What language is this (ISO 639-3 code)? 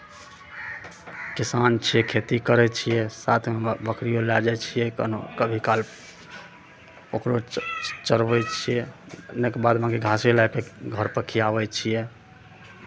mai